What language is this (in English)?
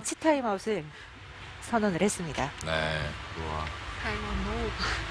Korean